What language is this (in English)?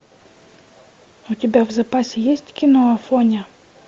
Russian